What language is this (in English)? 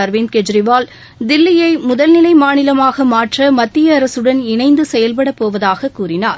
Tamil